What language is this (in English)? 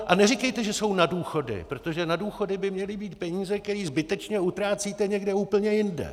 Czech